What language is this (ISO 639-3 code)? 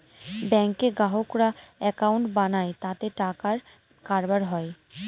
ben